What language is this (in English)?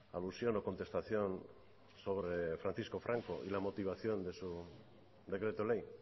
Spanish